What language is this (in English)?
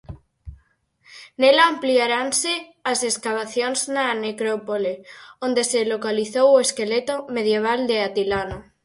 Galician